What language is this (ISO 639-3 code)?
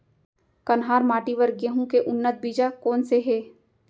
hne